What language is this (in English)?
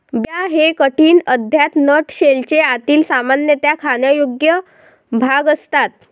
Marathi